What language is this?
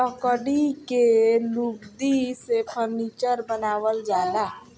Bhojpuri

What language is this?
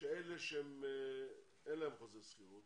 Hebrew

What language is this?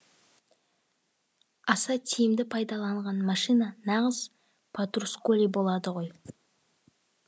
Kazakh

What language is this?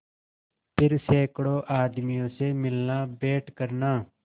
Hindi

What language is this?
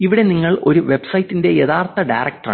Malayalam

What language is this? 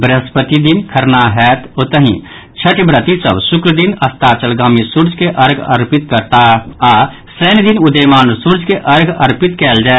Maithili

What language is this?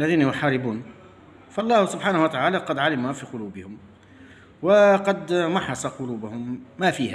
Arabic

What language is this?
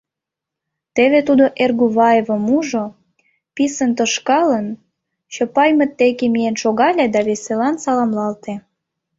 Mari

